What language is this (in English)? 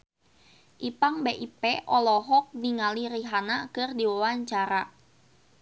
Sundanese